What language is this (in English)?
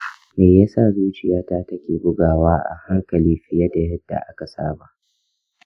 Hausa